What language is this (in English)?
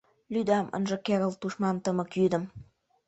Mari